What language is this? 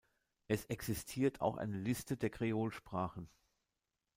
German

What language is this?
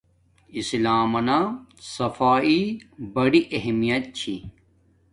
Domaaki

